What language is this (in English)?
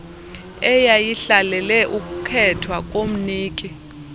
Xhosa